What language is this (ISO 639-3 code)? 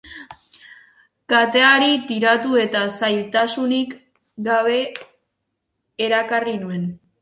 eus